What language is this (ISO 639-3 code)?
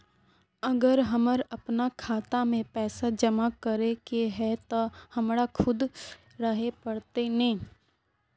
mag